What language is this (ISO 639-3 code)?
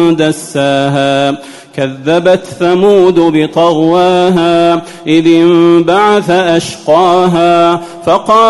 ara